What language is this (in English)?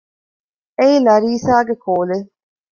Divehi